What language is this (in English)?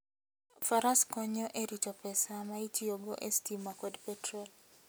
Luo (Kenya and Tanzania)